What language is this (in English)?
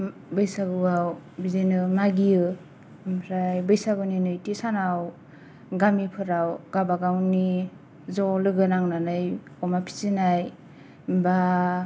Bodo